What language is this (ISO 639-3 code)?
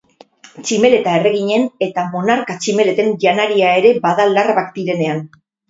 eus